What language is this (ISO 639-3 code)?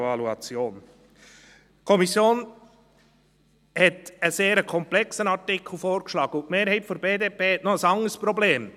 gsw